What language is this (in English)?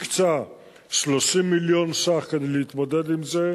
Hebrew